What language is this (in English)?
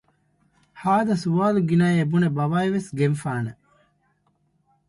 Divehi